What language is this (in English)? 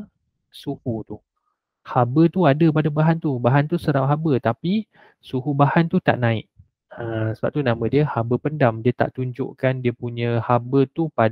Malay